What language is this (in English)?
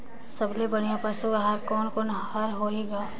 Chhattisgarhi